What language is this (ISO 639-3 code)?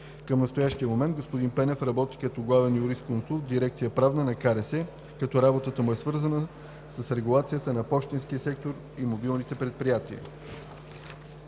bul